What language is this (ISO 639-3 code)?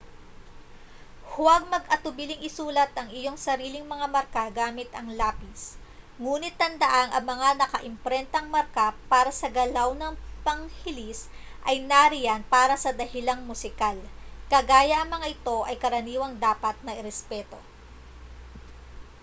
fil